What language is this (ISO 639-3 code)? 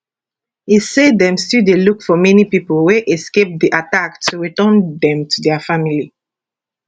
pcm